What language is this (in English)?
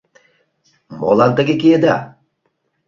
Mari